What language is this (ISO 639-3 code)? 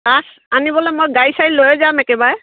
asm